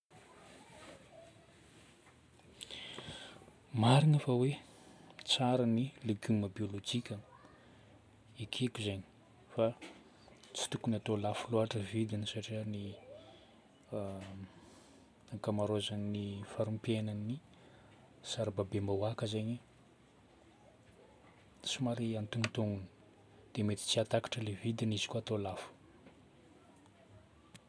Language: Northern Betsimisaraka Malagasy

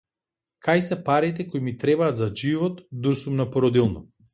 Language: Macedonian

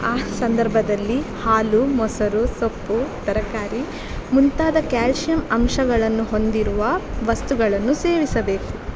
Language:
Kannada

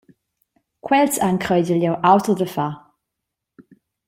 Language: Romansh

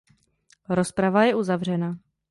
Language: Czech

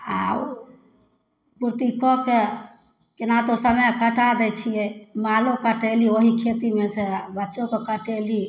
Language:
Maithili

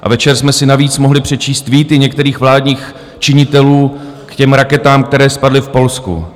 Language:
Czech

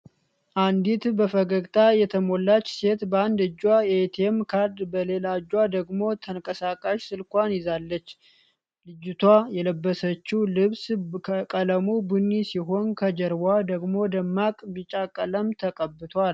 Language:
Amharic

